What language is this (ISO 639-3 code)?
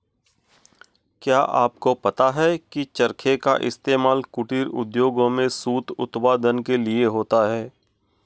hin